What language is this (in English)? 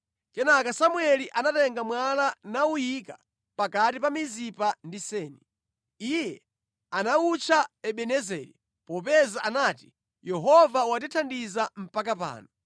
Nyanja